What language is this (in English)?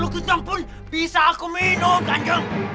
Indonesian